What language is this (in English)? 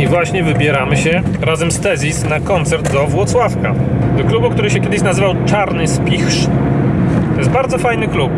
Polish